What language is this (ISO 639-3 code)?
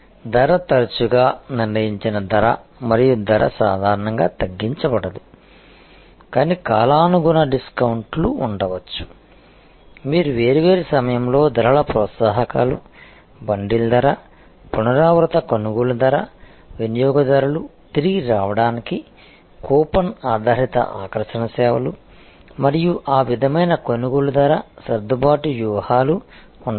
tel